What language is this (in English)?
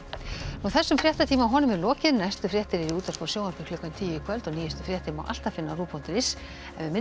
Icelandic